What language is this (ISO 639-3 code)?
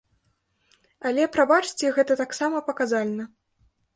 bel